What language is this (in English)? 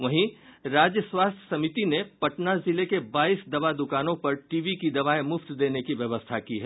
Hindi